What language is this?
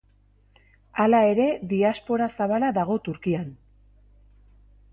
Basque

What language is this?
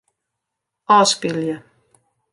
Western Frisian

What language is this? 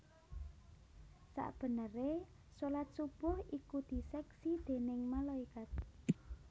Javanese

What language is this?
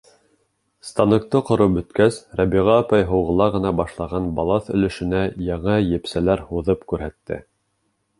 Bashkir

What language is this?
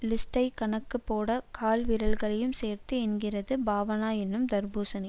Tamil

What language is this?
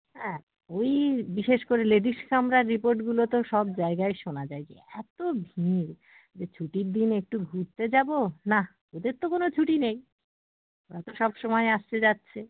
Bangla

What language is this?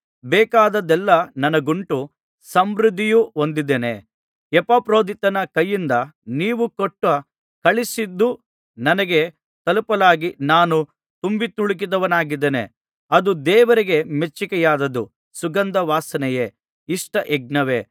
Kannada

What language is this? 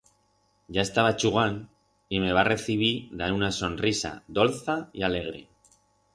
Aragonese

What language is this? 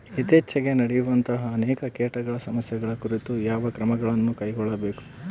Kannada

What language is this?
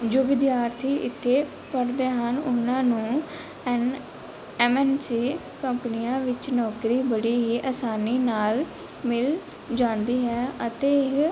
Punjabi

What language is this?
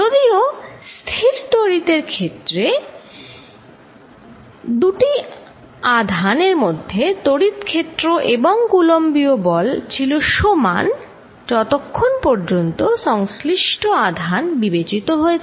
Bangla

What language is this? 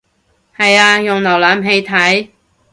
Cantonese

